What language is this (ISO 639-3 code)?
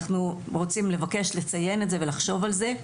heb